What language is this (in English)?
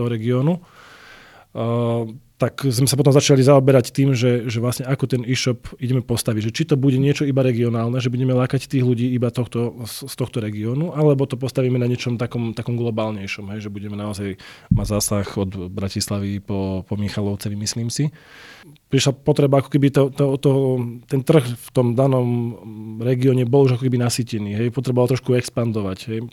Slovak